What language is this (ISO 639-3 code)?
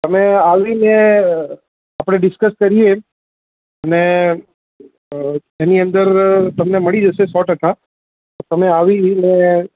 guj